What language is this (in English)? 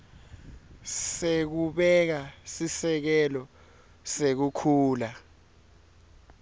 Swati